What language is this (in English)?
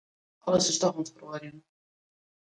Western Frisian